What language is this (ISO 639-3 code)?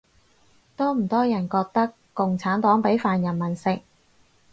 yue